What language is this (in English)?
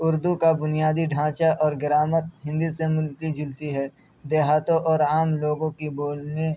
Urdu